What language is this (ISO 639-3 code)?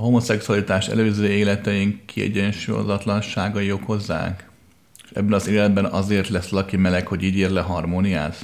hun